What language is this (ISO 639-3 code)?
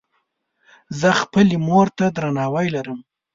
pus